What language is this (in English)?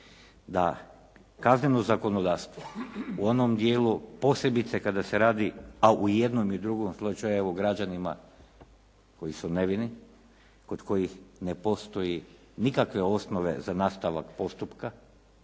Croatian